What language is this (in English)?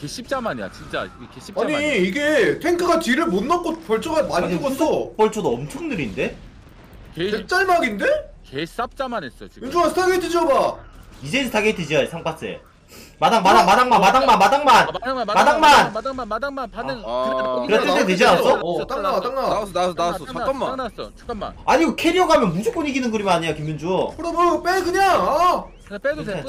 Korean